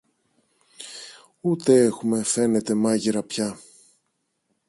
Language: Greek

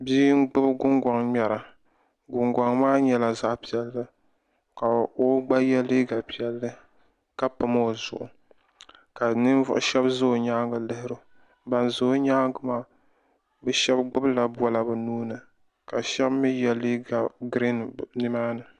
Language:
Dagbani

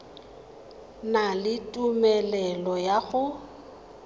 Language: Tswana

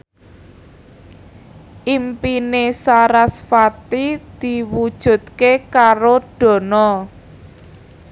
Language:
Javanese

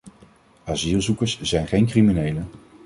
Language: Dutch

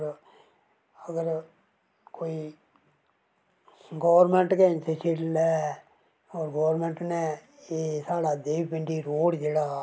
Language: Dogri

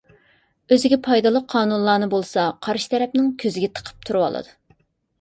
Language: Uyghur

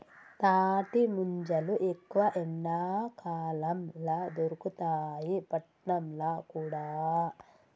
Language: Telugu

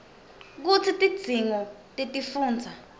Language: Swati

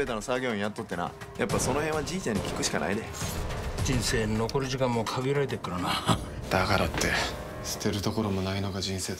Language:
Japanese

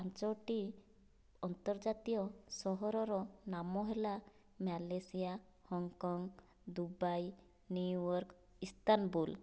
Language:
Odia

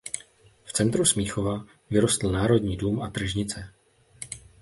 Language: Czech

